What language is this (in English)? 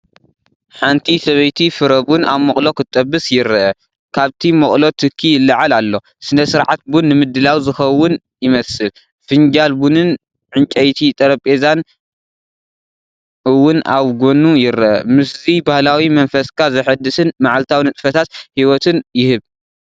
Tigrinya